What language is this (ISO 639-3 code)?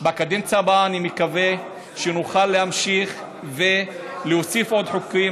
heb